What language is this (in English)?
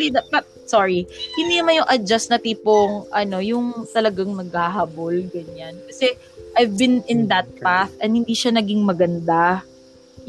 Filipino